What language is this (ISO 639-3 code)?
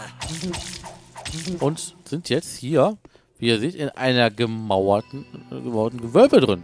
deu